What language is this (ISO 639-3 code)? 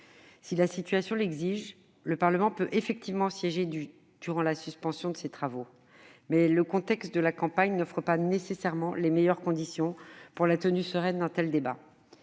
fra